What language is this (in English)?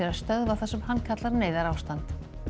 Icelandic